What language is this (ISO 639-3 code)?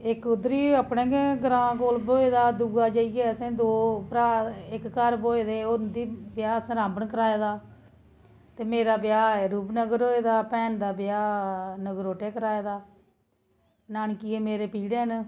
doi